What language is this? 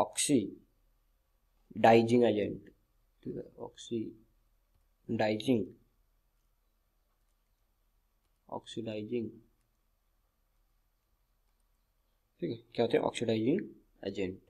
Hindi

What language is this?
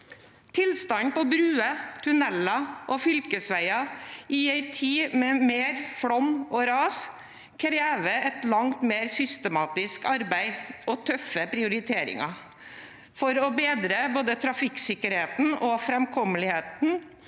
Norwegian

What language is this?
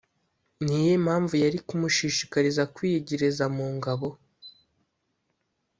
Kinyarwanda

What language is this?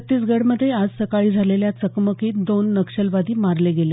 Marathi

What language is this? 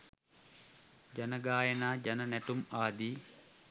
Sinhala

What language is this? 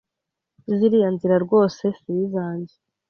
Kinyarwanda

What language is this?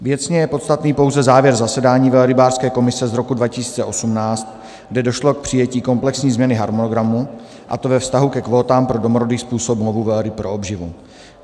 Czech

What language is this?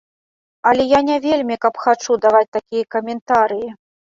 Belarusian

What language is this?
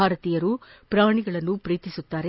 Kannada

